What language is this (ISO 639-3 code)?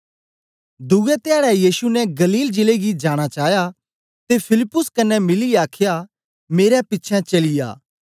doi